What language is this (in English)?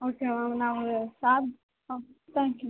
Kannada